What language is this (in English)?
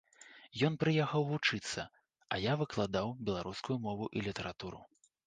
Belarusian